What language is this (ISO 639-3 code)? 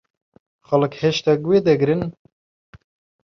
ckb